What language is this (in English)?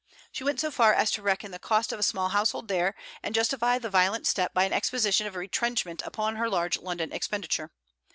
English